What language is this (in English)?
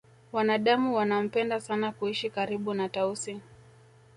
Swahili